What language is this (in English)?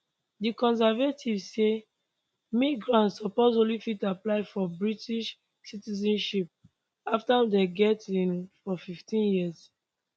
Nigerian Pidgin